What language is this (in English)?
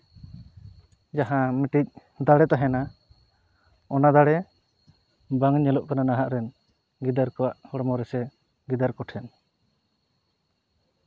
Santali